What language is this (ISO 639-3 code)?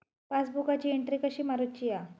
mar